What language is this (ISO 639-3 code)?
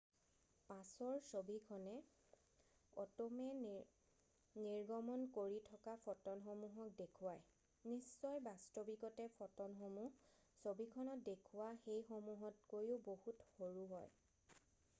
asm